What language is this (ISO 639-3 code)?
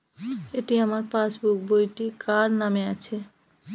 ben